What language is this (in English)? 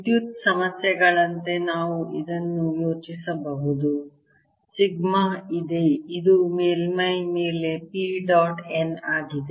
Kannada